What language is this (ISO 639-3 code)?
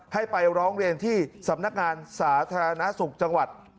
tha